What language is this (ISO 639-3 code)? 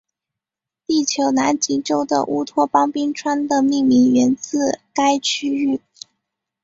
zho